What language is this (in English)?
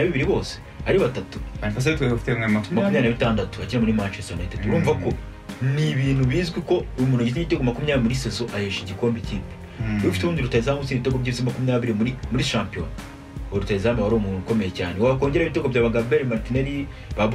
Romanian